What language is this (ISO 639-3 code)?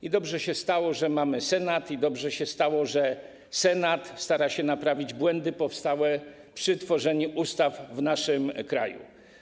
pol